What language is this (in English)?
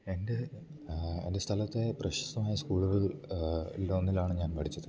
Malayalam